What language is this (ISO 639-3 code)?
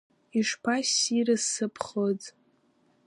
abk